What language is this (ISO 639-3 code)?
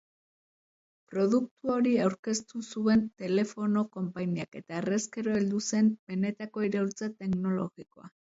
eus